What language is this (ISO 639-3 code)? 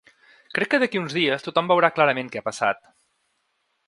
cat